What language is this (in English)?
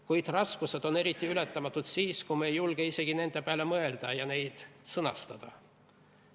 Estonian